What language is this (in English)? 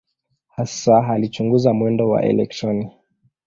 Swahili